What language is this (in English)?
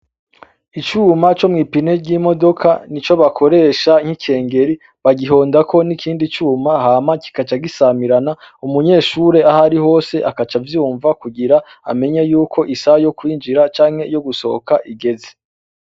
Rundi